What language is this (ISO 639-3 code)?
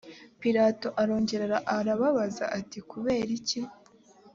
kin